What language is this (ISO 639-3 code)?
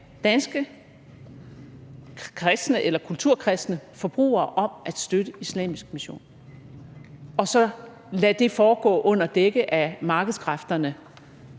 dan